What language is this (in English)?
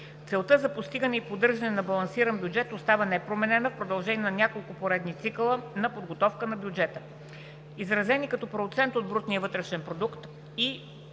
Bulgarian